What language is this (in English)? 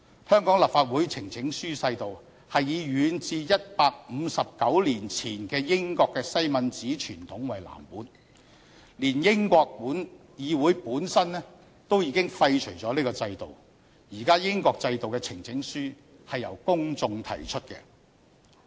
Cantonese